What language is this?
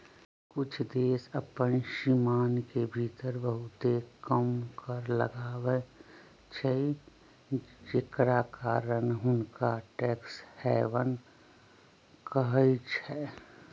Magahi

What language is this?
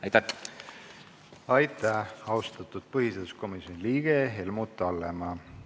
Estonian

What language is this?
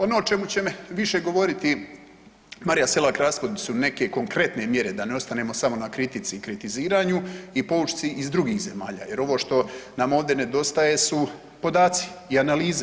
Croatian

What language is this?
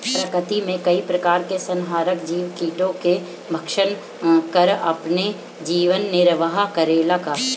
Bhojpuri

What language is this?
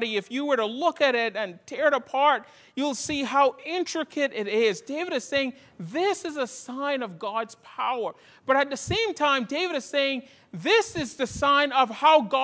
English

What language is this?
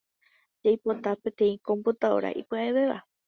Guarani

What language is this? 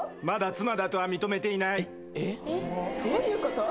Japanese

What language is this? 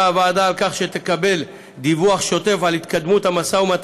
Hebrew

